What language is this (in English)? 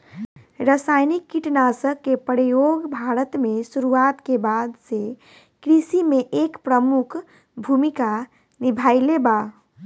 Bhojpuri